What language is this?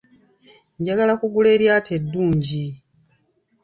Ganda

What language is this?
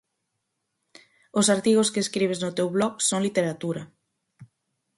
Galician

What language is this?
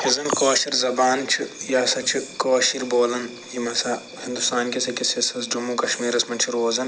Kashmiri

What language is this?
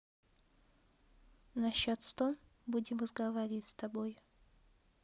Russian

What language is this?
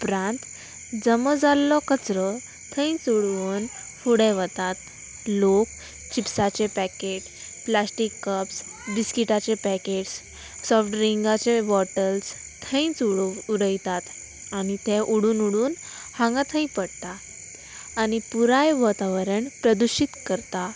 Konkani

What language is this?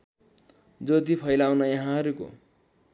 Nepali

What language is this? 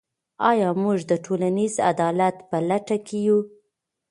Pashto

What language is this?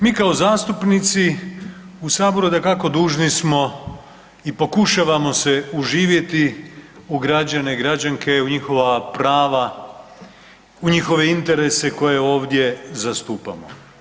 Croatian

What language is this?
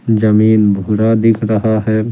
Hindi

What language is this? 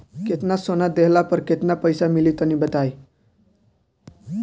Bhojpuri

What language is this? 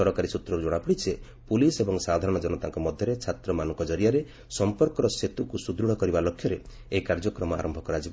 Odia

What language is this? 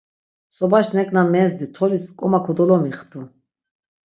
Laz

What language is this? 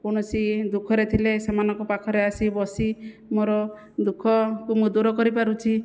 Odia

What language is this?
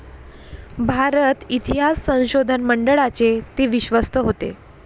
Marathi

